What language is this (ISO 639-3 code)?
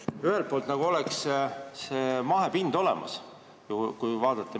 est